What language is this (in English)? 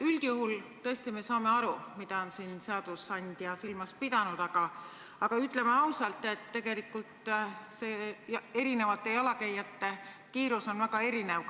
Estonian